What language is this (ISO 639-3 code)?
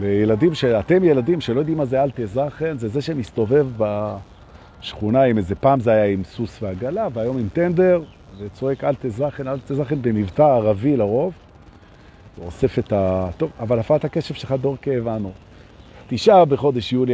heb